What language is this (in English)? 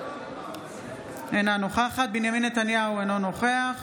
Hebrew